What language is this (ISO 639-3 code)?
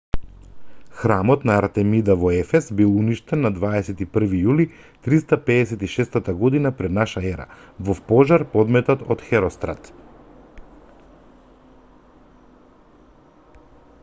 mkd